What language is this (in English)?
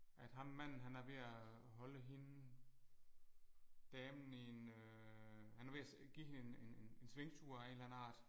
Danish